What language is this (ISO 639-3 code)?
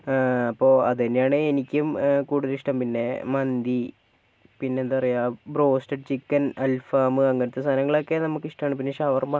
mal